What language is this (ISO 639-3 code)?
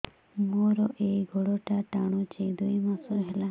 ori